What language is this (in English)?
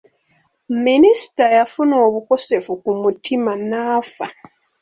Ganda